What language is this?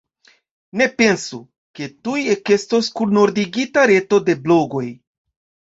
Esperanto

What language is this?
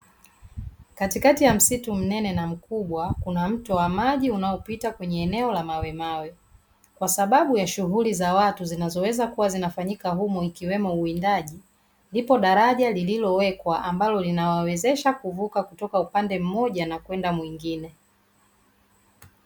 Swahili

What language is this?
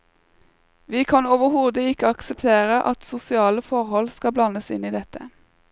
Norwegian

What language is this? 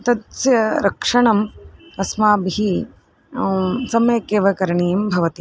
Sanskrit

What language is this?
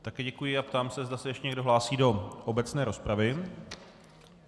Czech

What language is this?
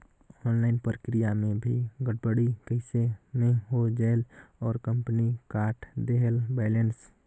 Chhattisgarhi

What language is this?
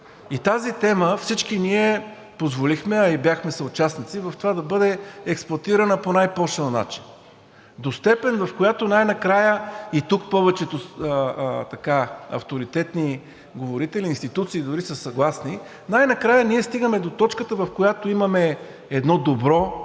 Bulgarian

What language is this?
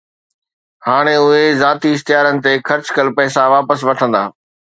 Sindhi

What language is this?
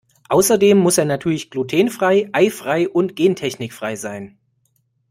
German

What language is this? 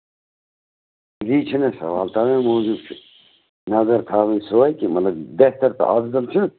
Kashmiri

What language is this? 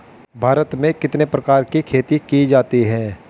Hindi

